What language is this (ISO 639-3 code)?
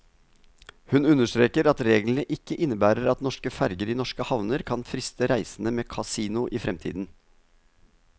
nor